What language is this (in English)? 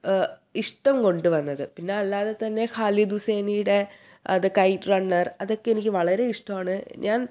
Malayalam